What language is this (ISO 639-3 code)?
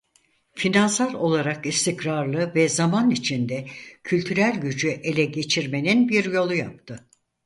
tur